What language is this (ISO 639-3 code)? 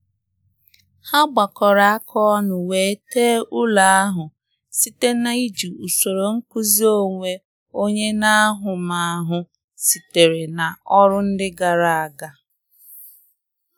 ibo